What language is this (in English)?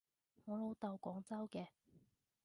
Cantonese